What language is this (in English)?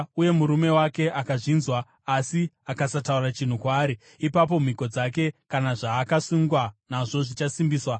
Shona